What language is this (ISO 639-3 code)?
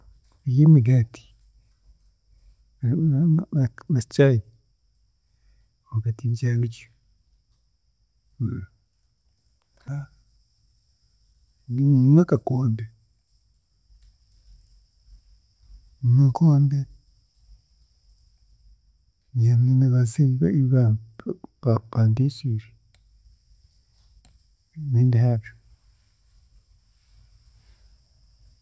cgg